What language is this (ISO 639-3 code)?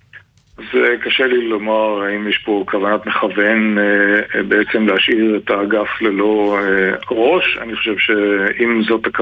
heb